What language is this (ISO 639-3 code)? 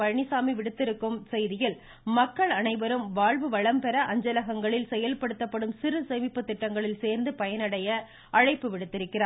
tam